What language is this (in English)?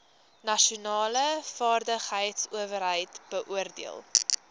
Afrikaans